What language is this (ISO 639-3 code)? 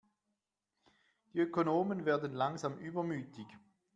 deu